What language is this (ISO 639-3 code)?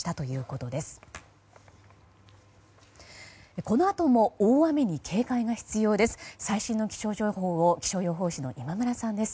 jpn